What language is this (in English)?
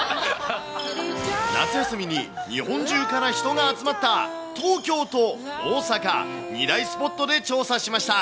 Japanese